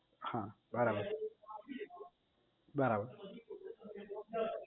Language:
Gujarati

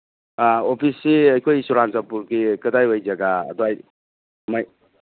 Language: Manipuri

